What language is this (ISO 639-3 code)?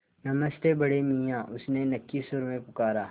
hin